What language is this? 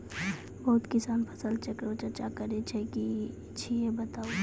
Maithili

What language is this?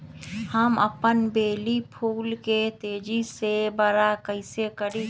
Magahi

